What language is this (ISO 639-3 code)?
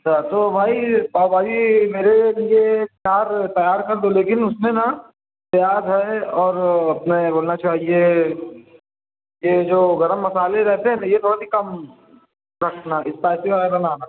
urd